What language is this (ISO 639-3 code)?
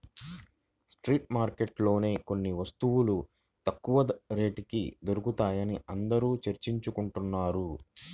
tel